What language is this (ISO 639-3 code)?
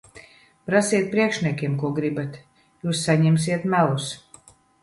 lav